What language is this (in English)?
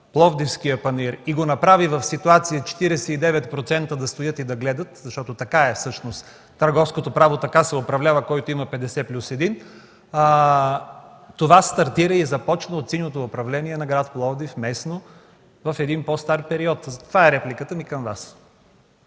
Bulgarian